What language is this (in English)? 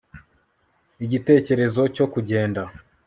Kinyarwanda